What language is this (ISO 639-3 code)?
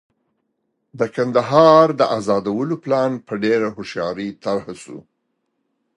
pus